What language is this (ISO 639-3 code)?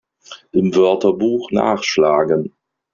deu